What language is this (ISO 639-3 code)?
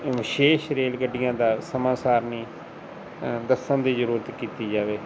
pan